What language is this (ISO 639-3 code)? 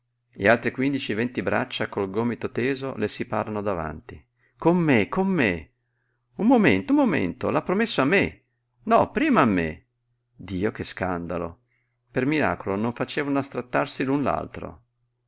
ita